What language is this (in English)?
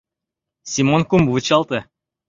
Mari